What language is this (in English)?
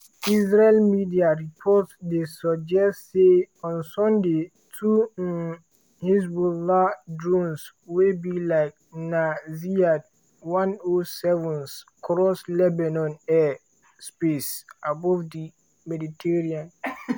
Nigerian Pidgin